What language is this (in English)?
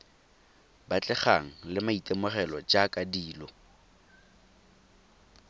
Tswana